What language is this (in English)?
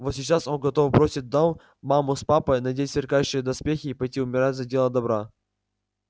Russian